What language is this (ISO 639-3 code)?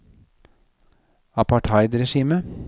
nor